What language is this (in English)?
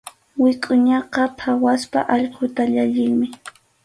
Arequipa-La Unión Quechua